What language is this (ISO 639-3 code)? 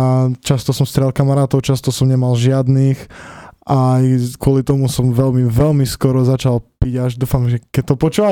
slk